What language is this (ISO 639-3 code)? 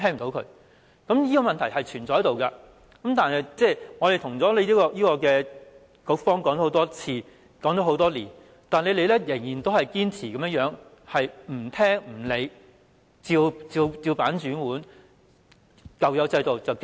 yue